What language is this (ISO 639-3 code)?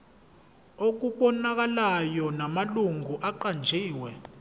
zul